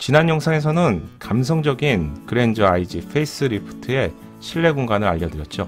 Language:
Korean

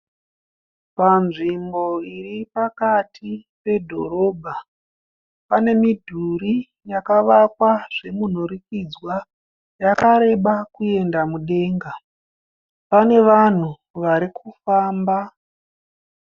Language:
Shona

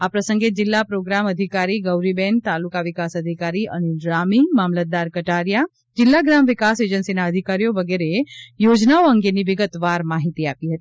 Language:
Gujarati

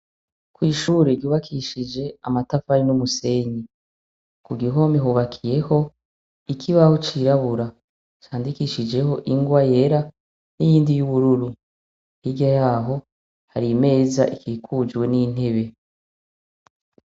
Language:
Rundi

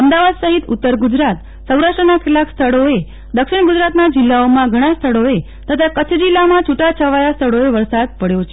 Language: Gujarati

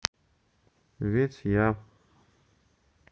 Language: Russian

